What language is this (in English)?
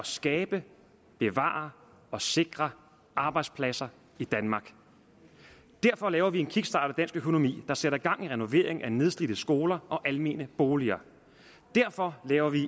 Danish